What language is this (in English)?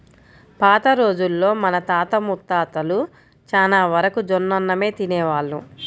Telugu